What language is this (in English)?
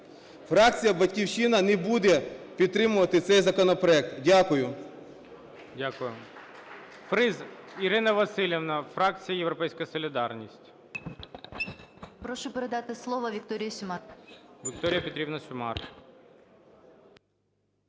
Ukrainian